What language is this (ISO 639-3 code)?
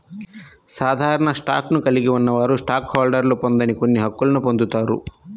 tel